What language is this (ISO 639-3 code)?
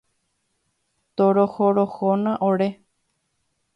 grn